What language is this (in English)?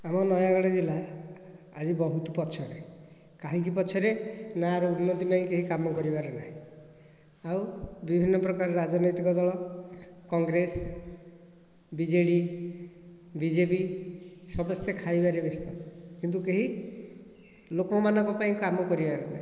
Odia